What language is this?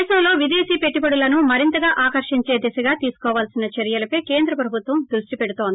Telugu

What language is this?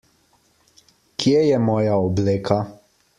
Slovenian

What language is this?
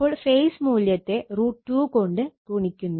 Malayalam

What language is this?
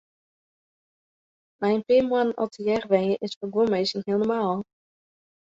Western Frisian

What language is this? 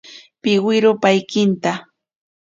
Ashéninka Perené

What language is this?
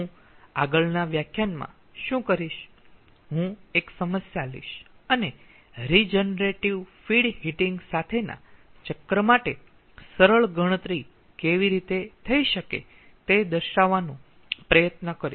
Gujarati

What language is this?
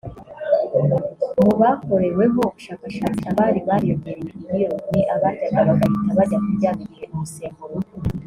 Kinyarwanda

